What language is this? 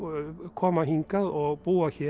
Icelandic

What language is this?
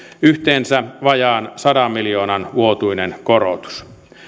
Finnish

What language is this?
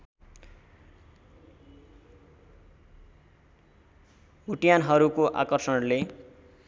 Nepali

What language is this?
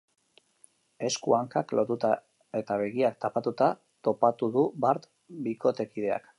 Basque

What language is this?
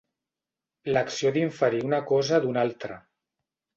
Catalan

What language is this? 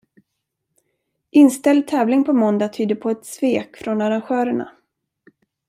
Swedish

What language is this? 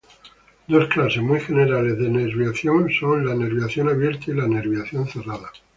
Spanish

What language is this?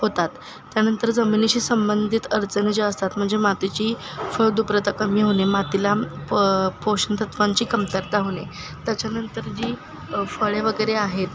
Marathi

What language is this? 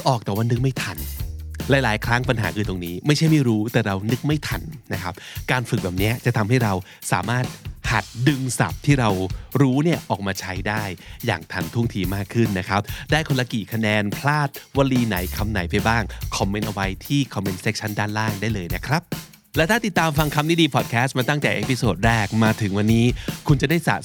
Thai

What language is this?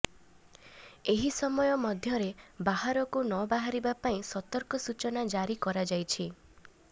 Odia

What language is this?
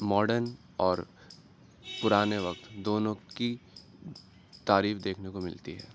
Urdu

